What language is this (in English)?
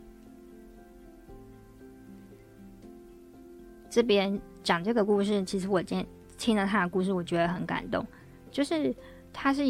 Chinese